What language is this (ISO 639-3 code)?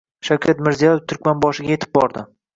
uzb